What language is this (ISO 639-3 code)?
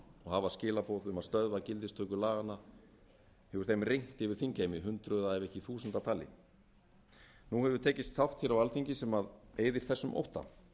isl